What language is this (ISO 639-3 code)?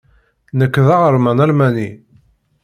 kab